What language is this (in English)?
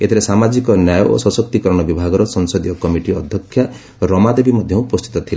Odia